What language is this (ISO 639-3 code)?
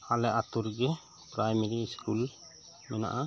sat